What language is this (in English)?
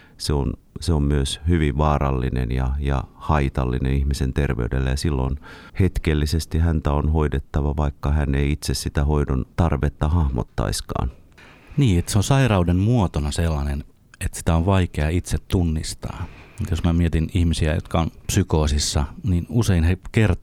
Finnish